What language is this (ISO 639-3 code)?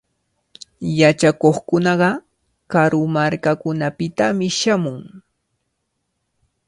qvl